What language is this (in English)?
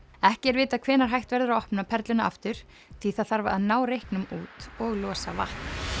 Icelandic